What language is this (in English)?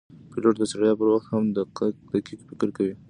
Pashto